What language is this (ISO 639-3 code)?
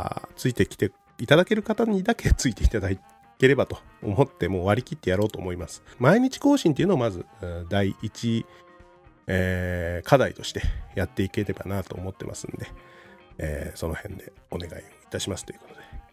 jpn